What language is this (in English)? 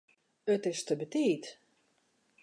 Western Frisian